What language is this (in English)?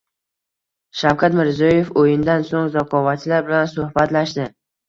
Uzbek